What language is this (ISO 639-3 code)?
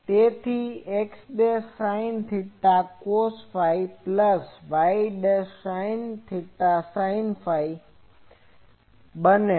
guj